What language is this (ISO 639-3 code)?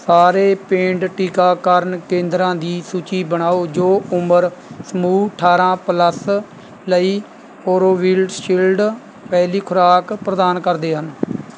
pan